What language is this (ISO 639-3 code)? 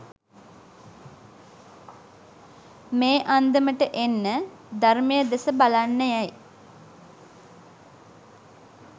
sin